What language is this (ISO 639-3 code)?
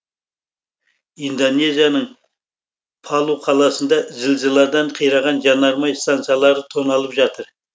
kaz